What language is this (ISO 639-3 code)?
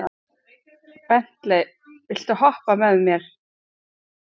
isl